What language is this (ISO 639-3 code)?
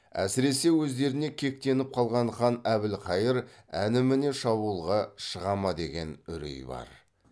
kaz